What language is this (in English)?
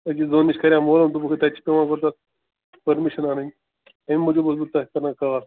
Kashmiri